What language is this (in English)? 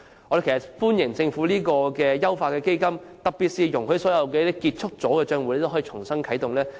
Cantonese